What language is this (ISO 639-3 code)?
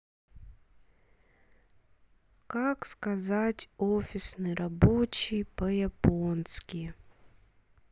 rus